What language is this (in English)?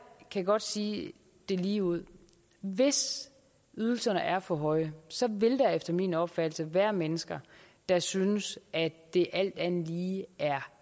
Danish